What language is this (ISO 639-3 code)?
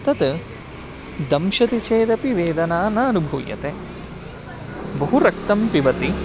san